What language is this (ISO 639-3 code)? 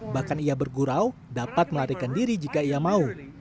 ind